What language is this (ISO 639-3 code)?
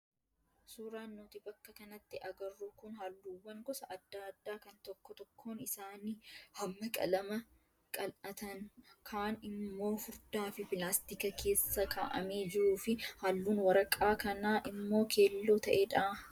orm